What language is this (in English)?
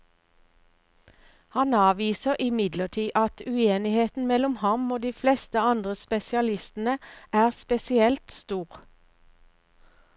Norwegian